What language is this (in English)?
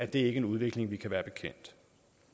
Danish